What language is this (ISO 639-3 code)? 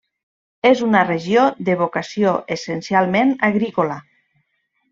cat